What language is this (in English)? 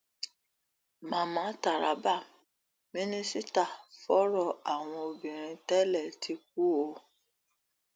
Yoruba